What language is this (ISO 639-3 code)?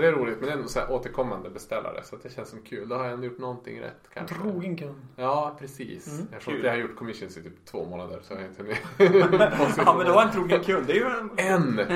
swe